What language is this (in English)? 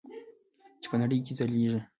Pashto